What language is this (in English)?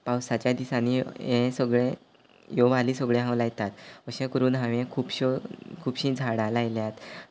Konkani